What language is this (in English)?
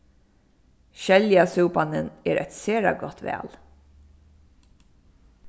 Faroese